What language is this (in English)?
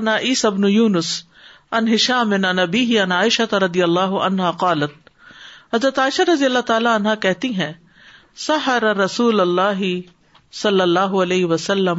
Urdu